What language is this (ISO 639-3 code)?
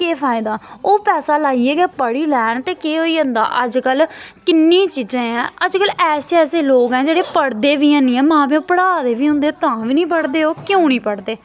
doi